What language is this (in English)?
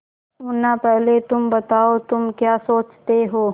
Hindi